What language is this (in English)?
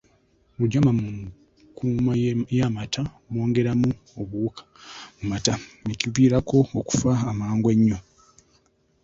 Ganda